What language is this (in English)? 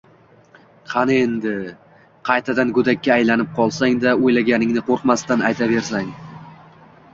Uzbek